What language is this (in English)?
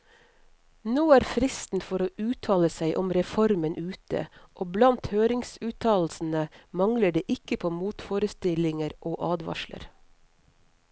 Norwegian